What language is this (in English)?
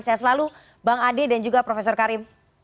Indonesian